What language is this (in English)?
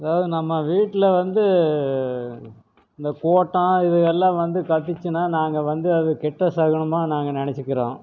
Tamil